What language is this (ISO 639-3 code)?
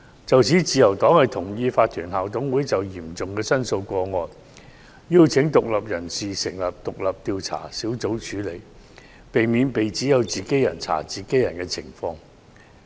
yue